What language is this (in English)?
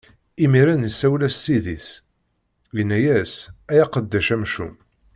Kabyle